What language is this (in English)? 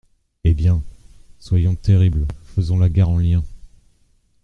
French